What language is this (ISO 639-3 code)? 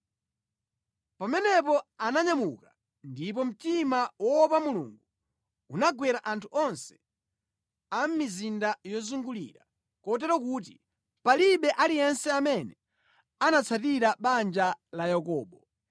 nya